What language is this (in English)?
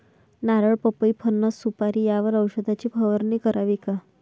Marathi